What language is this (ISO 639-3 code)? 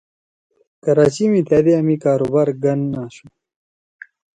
trw